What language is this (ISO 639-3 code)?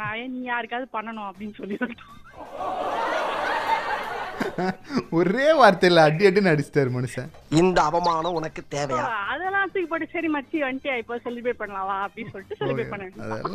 tam